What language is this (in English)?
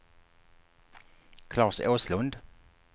Swedish